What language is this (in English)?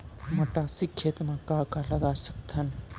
Chhattisgarhi